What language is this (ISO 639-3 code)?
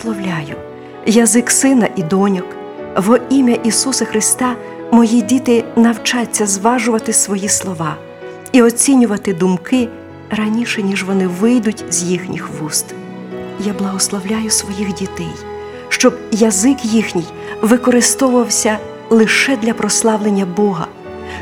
ukr